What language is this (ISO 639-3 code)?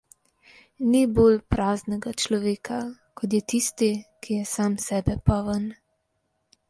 slv